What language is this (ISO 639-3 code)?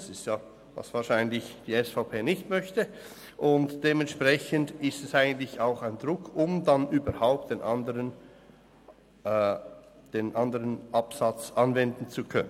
gsw